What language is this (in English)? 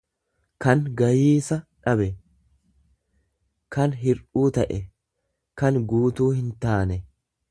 Oromo